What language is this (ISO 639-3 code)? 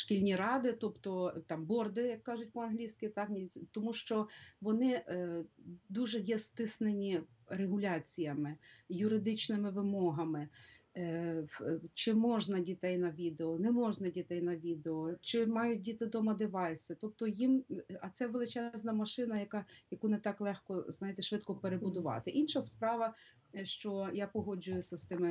ukr